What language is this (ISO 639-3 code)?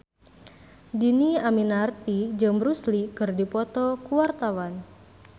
sun